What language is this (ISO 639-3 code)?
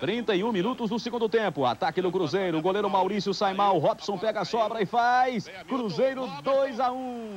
por